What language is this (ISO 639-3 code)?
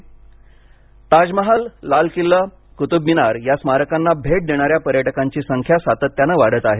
mar